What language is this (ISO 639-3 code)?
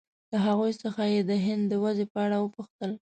pus